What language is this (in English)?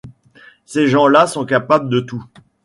French